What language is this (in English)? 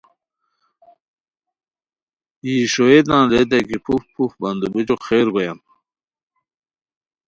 Khowar